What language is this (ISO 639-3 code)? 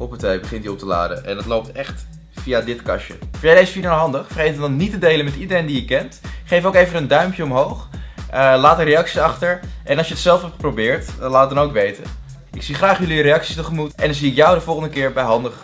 nld